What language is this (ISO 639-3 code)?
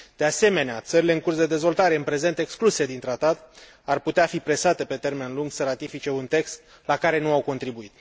ron